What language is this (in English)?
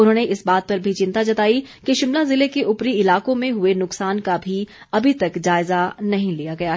Hindi